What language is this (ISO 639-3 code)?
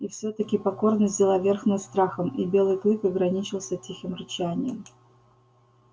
rus